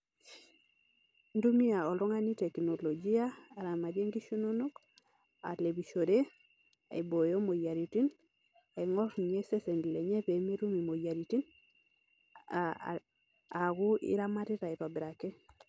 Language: Masai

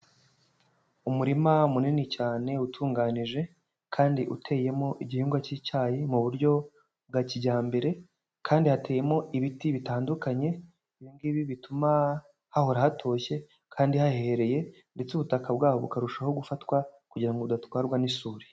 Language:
Kinyarwanda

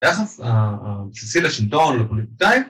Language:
Hebrew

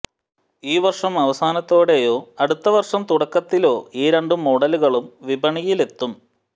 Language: Malayalam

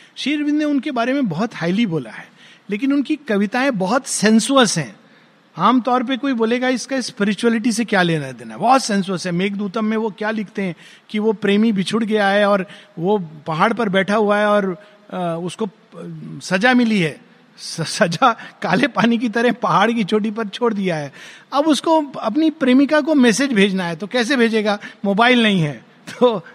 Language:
Hindi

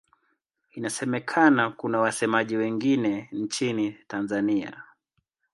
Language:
Swahili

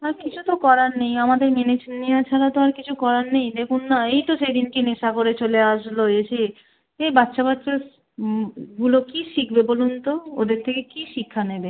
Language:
Bangla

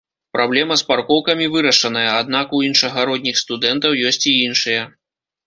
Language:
Belarusian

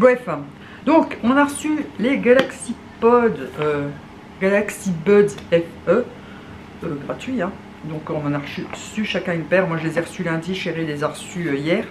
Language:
French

